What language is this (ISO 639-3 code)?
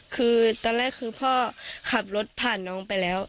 tha